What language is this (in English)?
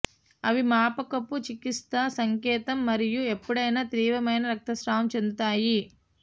Telugu